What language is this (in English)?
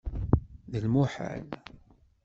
Kabyle